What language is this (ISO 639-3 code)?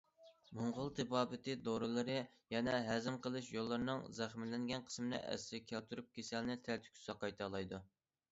uig